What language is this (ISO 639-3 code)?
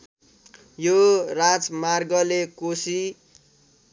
nep